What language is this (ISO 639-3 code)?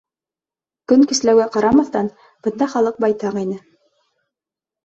bak